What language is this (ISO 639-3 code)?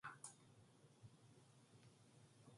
kor